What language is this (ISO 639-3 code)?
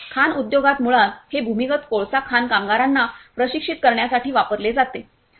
mar